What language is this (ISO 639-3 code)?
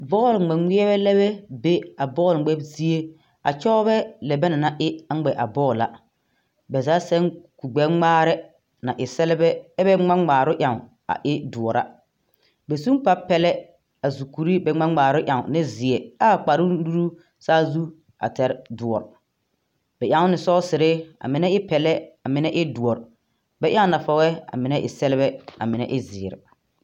dga